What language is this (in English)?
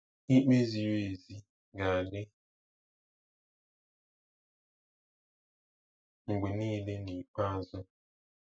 Igbo